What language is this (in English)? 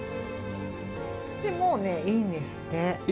Japanese